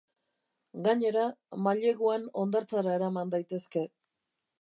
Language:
Basque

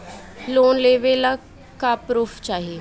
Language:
Bhojpuri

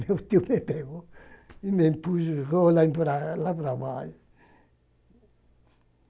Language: Portuguese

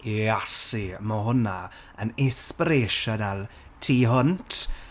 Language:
Welsh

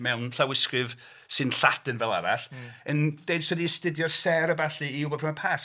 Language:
Welsh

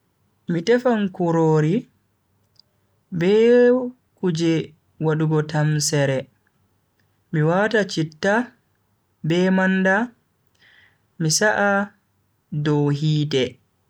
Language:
Bagirmi Fulfulde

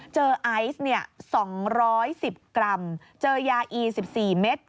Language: Thai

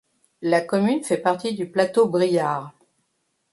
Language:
French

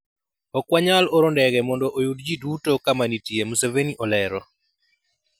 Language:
Luo (Kenya and Tanzania)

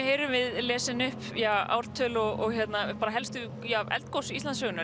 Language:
Icelandic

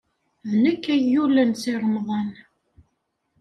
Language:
Kabyle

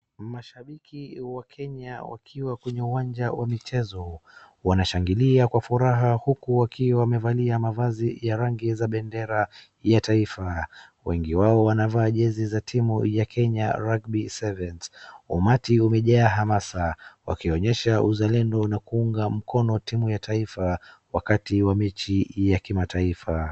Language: Swahili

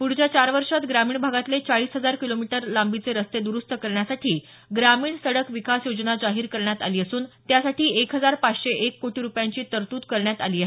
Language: Marathi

